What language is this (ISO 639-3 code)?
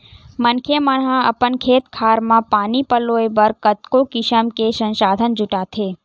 hne